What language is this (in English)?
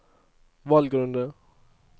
Norwegian